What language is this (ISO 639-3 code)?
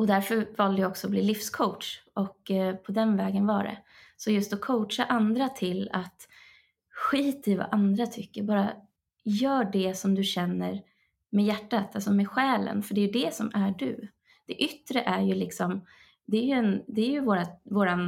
swe